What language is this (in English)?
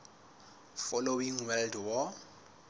Southern Sotho